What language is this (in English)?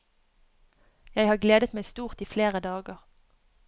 Norwegian